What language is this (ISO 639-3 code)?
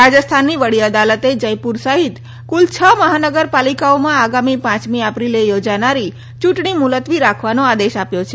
guj